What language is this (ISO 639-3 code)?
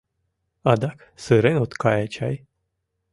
chm